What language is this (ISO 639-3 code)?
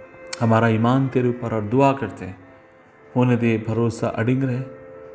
hin